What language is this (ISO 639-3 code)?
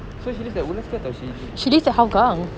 eng